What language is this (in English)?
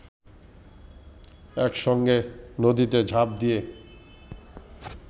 Bangla